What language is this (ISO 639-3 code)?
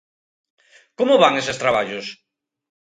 glg